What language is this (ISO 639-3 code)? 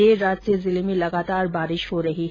hin